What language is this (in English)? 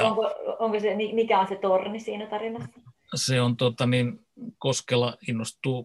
Finnish